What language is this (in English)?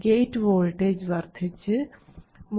Malayalam